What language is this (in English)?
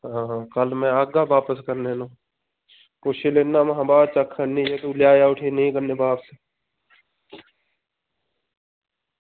Dogri